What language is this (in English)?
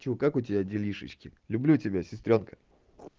Russian